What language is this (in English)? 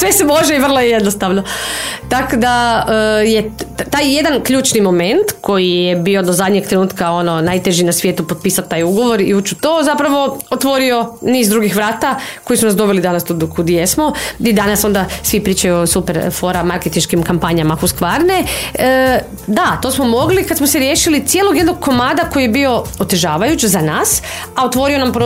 Croatian